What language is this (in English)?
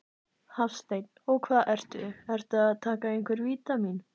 Icelandic